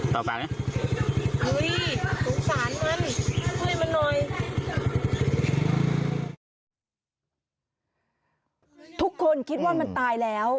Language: Thai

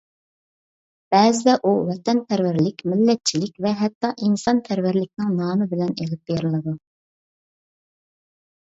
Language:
Uyghur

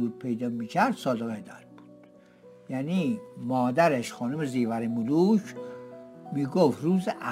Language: Persian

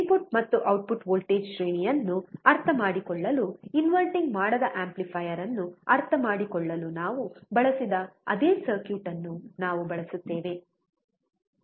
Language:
Kannada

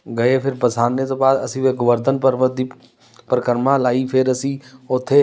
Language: Punjabi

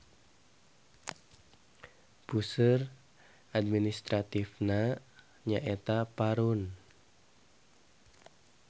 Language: Sundanese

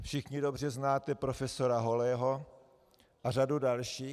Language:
Czech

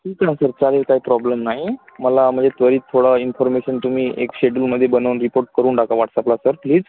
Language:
Marathi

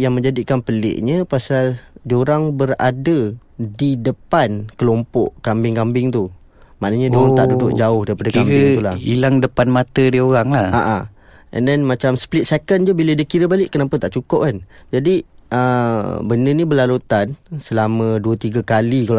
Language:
Malay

